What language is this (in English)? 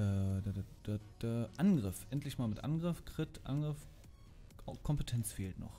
German